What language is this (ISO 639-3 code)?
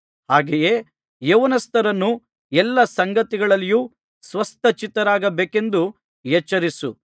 kan